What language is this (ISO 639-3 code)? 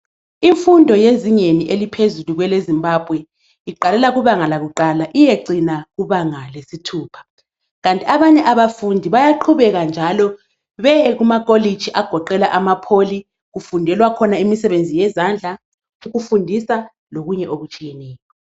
nde